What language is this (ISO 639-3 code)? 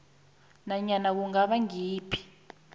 nbl